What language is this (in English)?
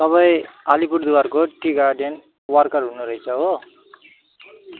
Nepali